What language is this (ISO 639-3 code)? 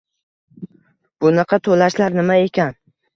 uzb